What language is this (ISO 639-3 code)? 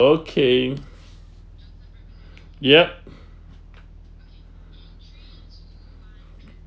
eng